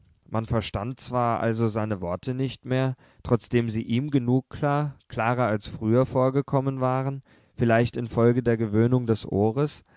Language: German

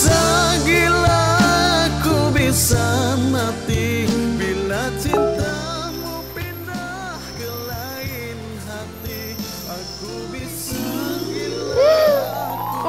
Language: Indonesian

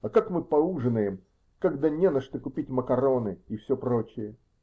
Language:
Russian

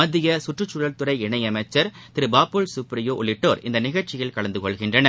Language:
Tamil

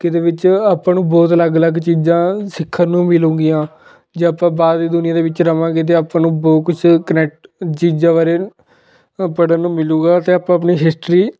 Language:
Punjabi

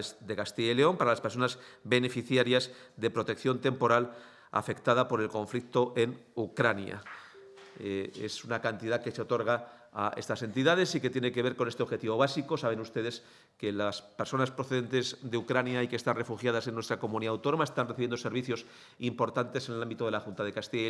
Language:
Spanish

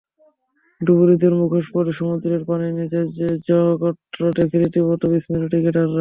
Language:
Bangla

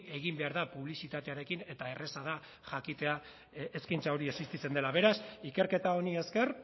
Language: Basque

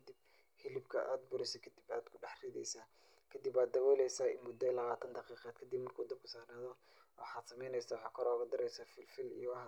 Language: Somali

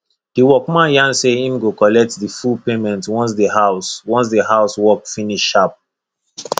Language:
Nigerian Pidgin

